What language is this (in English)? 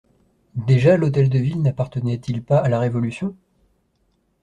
French